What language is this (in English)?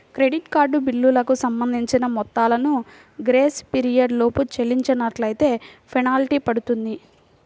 Telugu